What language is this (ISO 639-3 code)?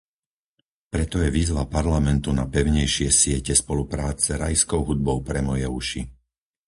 slk